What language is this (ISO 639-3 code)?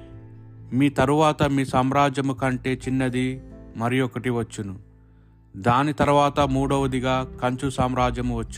tel